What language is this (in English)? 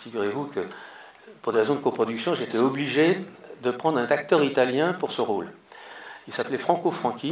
French